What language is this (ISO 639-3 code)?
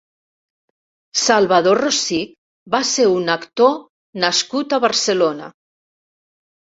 cat